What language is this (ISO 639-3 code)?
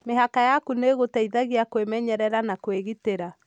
kik